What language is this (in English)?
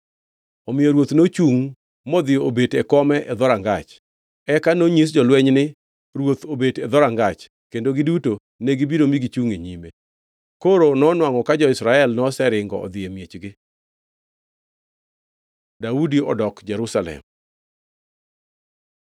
Luo (Kenya and Tanzania)